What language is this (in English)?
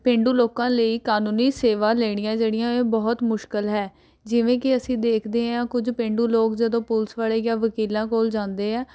Punjabi